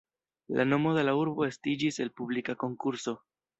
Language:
Esperanto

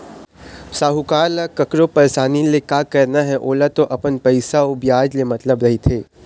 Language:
Chhattisgarhi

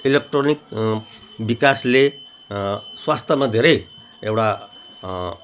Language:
Nepali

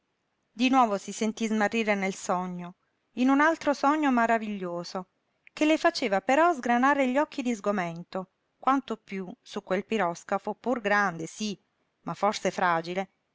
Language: Italian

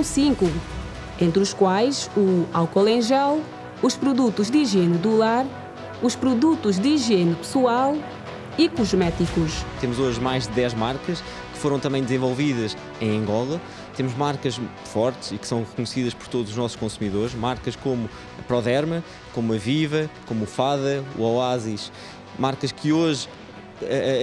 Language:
Portuguese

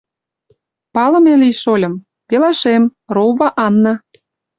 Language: Mari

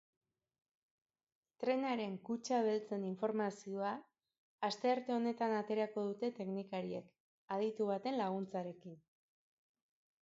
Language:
Basque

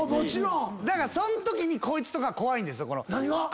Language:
Japanese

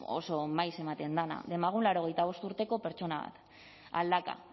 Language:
Basque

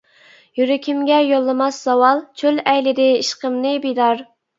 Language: Uyghur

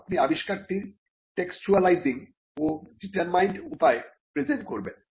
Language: Bangla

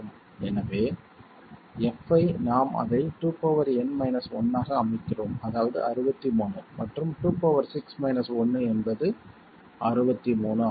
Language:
Tamil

